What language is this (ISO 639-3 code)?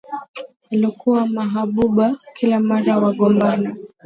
swa